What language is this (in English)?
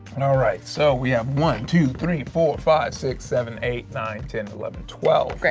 English